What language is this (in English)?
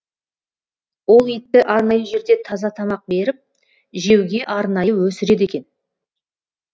Kazakh